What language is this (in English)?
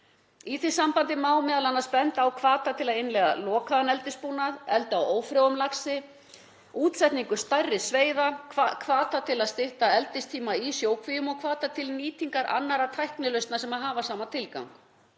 Icelandic